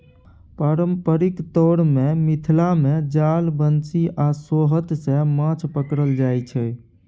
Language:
Maithili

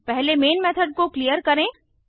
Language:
Hindi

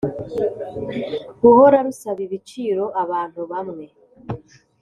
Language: Kinyarwanda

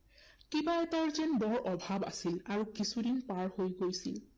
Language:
Assamese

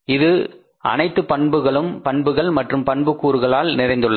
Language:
Tamil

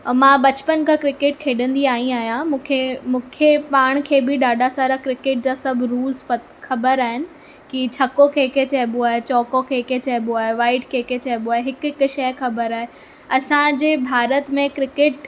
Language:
Sindhi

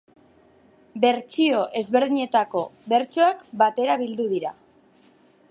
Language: Basque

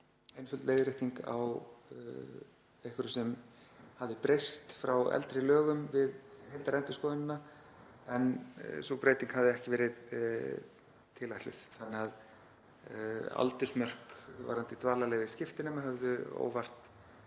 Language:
Icelandic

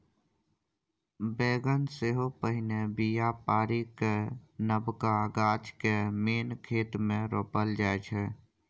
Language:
Maithili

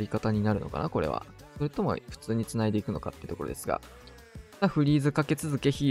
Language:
Japanese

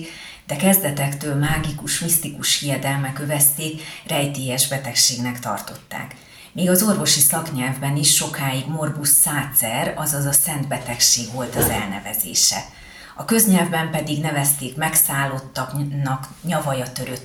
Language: Hungarian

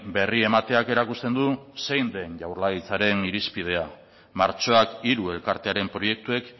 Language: Basque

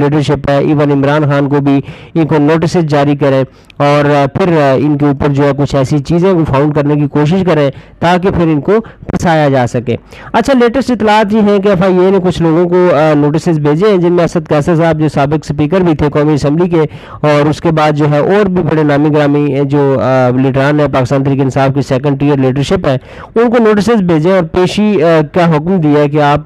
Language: Urdu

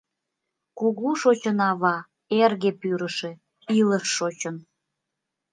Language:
Mari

